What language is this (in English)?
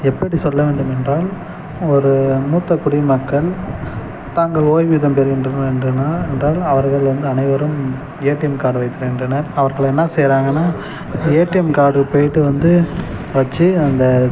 Tamil